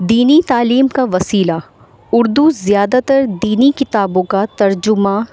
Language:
Urdu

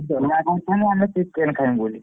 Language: Odia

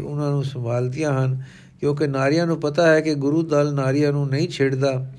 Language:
Punjabi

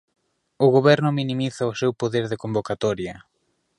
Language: Galician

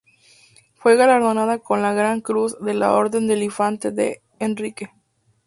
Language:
Spanish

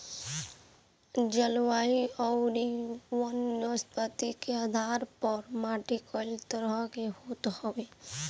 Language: Bhojpuri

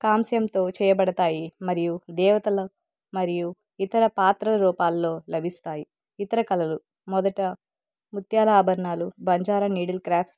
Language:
Telugu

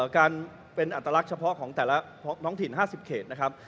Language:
Thai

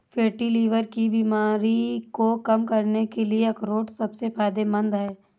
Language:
Hindi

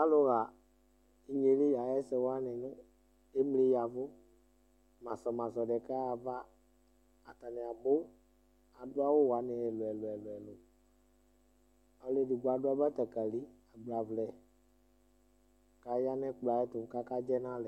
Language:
Ikposo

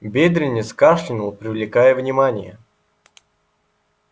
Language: Russian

